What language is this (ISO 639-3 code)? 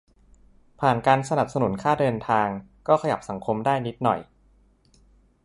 tha